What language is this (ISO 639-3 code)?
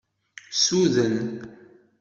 kab